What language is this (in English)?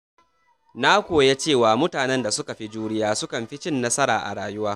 Hausa